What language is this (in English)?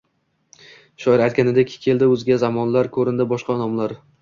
Uzbek